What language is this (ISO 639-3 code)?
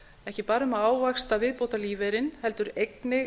isl